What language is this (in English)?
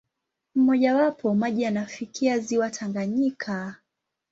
Swahili